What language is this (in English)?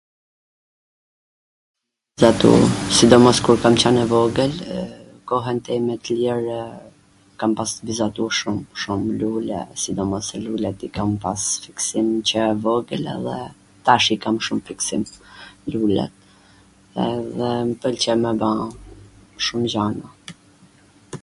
Gheg Albanian